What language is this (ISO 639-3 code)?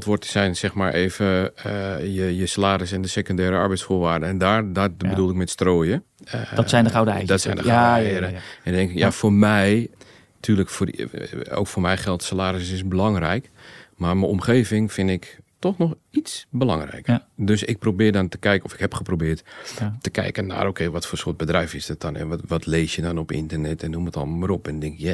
nld